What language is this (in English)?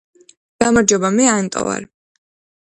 Georgian